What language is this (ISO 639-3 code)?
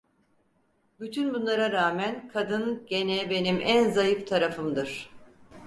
tur